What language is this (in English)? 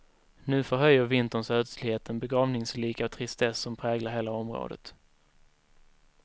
Swedish